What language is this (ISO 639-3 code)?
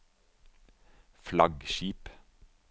nor